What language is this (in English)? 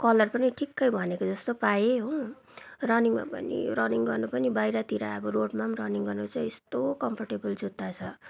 Nepali